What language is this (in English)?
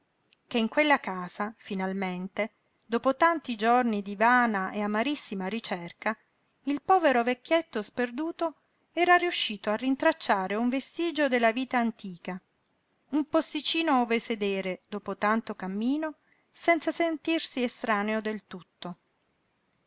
Italian